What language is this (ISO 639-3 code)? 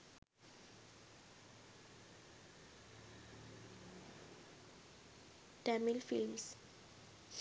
sin